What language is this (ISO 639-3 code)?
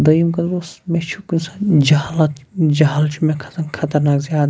kas